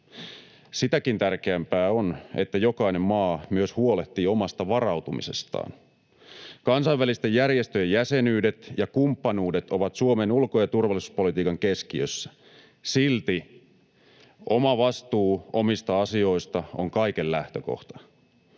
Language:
Finnish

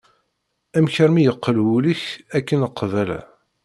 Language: Kabyle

